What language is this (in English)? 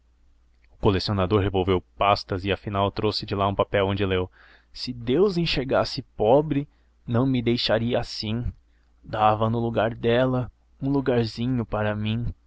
Portuguese